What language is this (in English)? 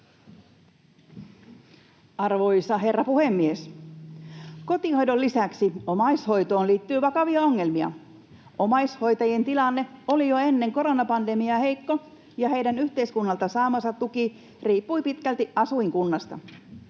Finnish